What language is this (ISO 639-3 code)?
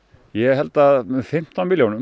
isl